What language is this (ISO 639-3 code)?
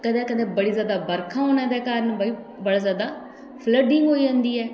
doi